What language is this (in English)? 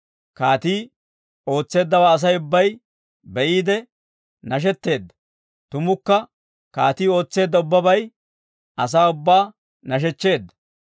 Dawro